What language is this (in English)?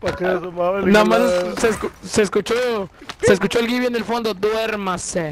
Spanish